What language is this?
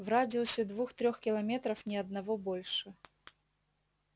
Russian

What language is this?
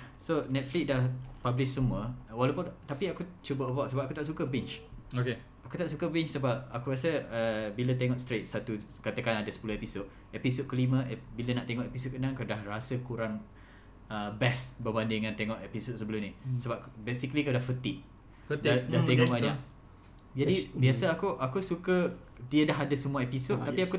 Malay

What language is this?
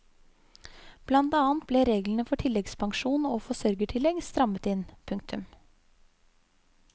Norwegian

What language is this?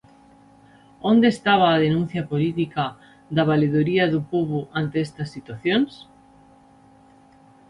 Galician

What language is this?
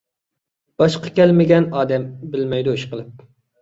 Uyghur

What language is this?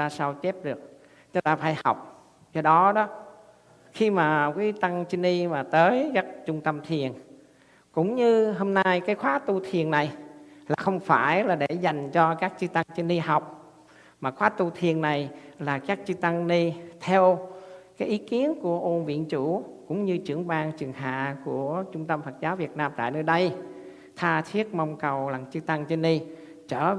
Vietnamese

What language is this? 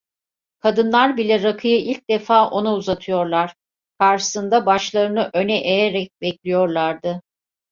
Turkish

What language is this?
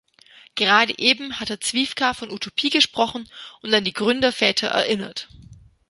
German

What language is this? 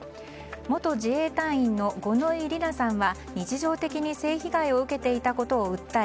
Japanese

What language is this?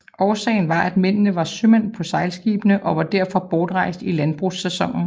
Danish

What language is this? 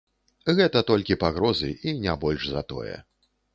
Belarusian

